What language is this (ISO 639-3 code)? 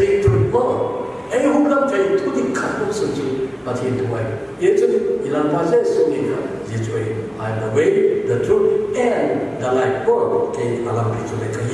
kor